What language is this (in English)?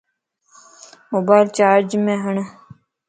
Lasi